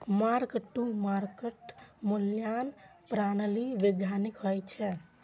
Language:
Maithili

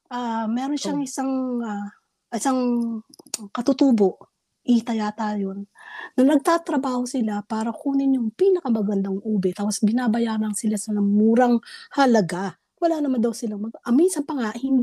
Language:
Filipino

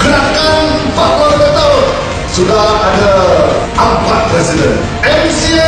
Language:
Malay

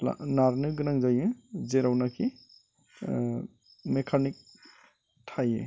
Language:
Bodo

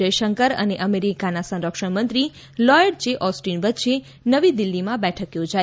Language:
Gujarati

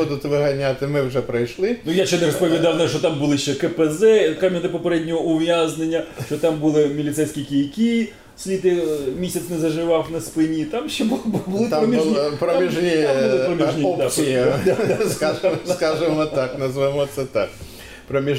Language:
Ukrainian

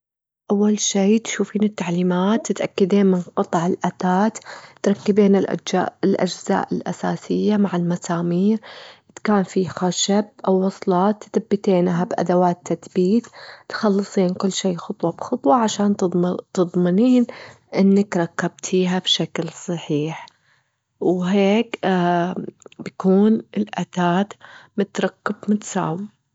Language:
Gulf Arabic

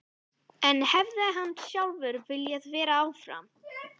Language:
Icelandic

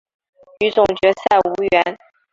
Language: Chinese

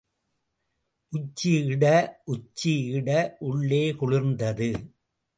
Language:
Tamil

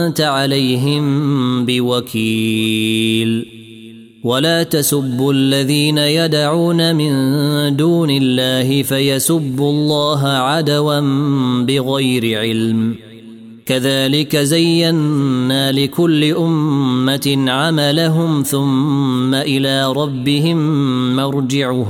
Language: Arabic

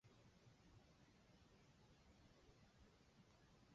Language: Chinese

